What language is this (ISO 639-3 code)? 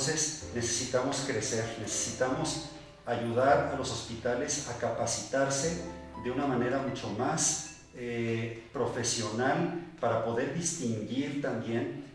spa